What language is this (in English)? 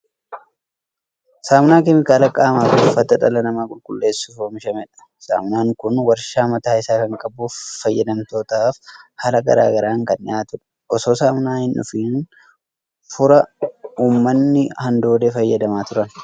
Oromo